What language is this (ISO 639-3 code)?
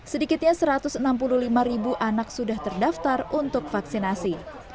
ind